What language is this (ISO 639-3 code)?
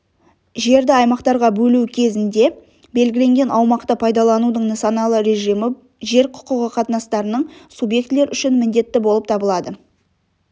kaz